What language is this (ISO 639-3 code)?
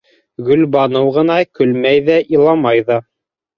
bak